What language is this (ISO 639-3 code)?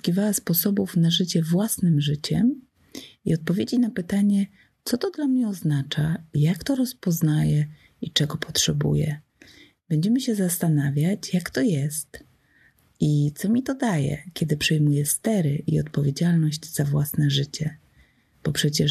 pol